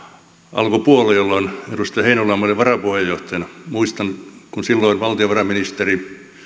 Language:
Finnish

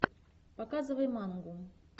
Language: Russian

